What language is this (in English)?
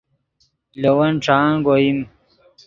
Yidgha